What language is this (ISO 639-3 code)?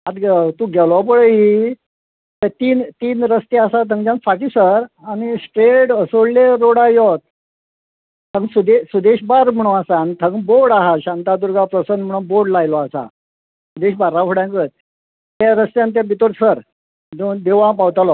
kok